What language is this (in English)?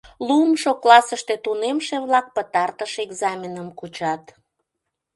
Mari